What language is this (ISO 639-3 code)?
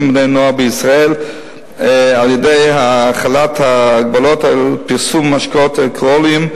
heb